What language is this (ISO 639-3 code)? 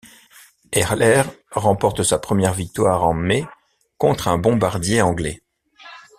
fra